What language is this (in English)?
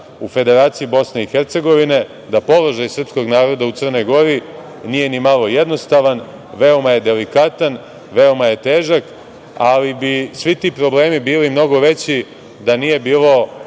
Serbian